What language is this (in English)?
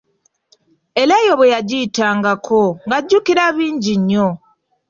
Ganda